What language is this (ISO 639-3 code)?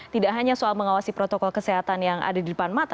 ind